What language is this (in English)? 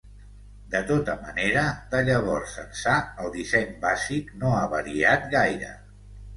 Catalan